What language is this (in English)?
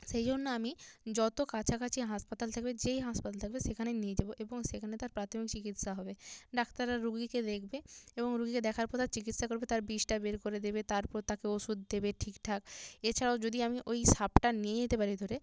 Bangla